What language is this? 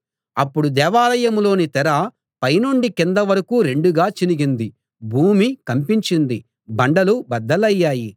Telugu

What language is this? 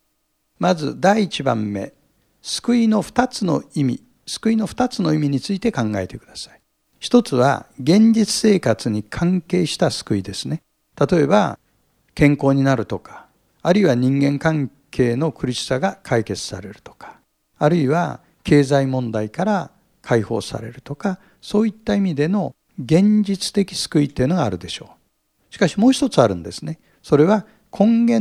Japanese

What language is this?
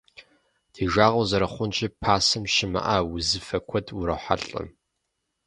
Kabardian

